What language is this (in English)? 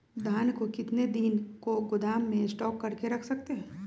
Magahi